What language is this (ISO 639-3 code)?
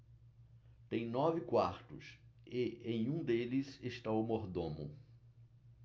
por